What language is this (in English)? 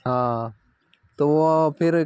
Hindi